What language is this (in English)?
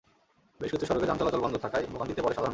Bangla